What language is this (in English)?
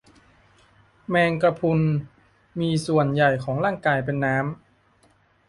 Thai